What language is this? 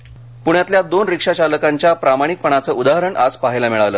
Marathi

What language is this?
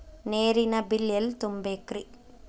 Kannada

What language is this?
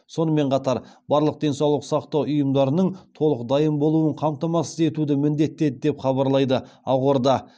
Kazakh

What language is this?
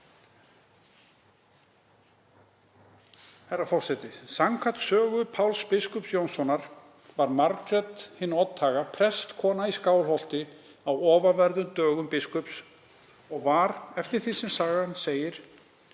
Icelandic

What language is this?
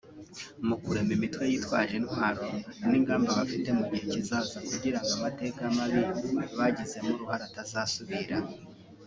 Kinyarwanda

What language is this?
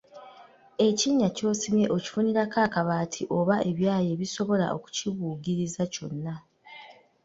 Ganda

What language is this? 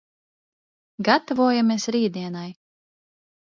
Latvian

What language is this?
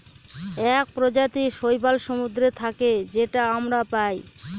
Bangla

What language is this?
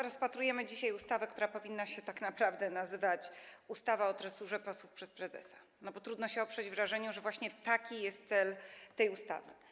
Polish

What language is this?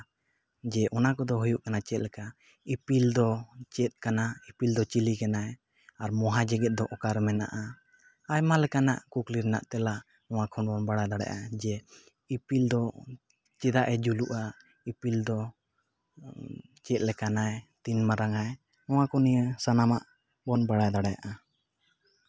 Santali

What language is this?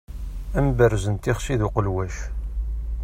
Kabyle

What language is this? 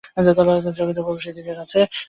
Bangla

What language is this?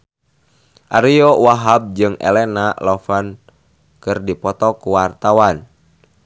Sundanese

